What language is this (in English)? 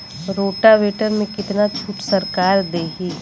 Bhojpuri